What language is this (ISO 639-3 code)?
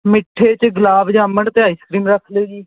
pan